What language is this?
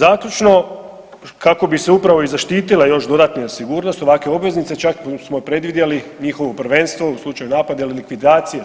Croatian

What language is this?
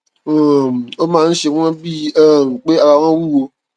Yoruba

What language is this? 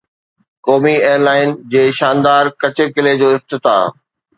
Sindhi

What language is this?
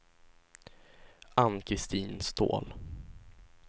Swedish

